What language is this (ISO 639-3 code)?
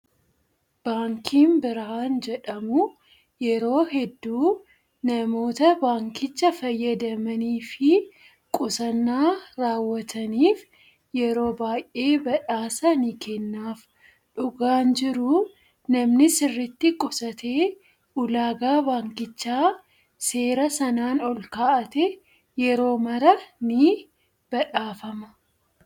orm